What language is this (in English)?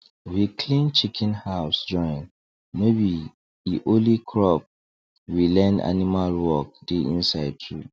Nigerian Pidgin